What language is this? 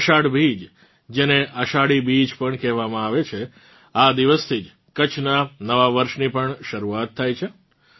Gujarati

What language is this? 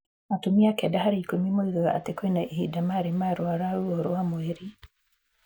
Kikuyu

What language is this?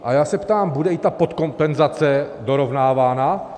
Czech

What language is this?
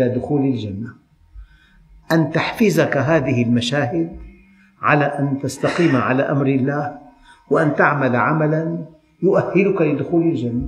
Arabic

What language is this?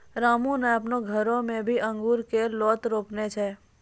Maithili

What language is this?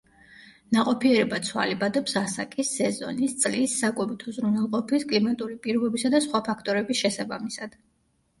Georgian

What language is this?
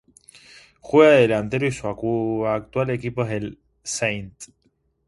Spanish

